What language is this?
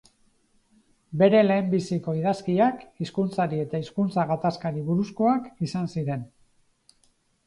Basque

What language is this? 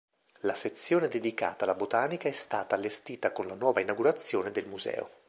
Italian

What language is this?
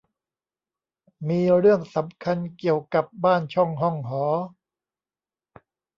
Thai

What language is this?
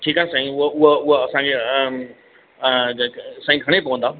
Sindhi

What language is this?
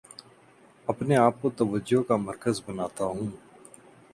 Urdu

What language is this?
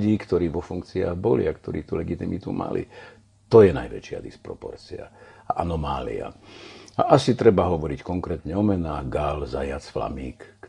Slovak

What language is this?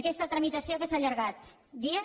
Catalan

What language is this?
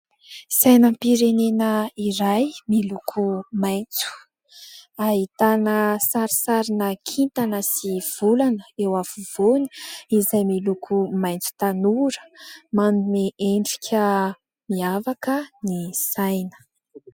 Malagasy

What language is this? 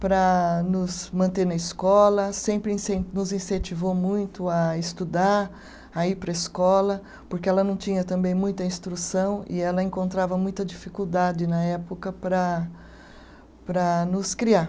Portuguese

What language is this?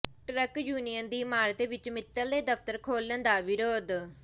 Punjabi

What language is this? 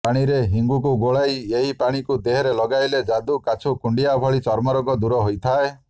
Odia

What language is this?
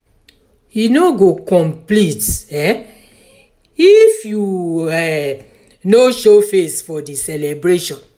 Nigerian Pidgin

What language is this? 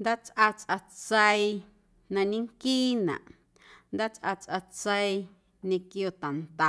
Guerrero Amuzgo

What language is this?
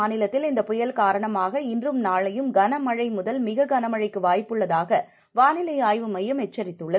Tamil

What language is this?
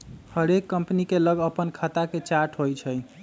Magahi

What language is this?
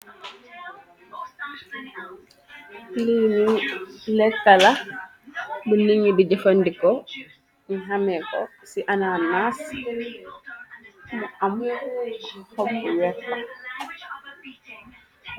Wolof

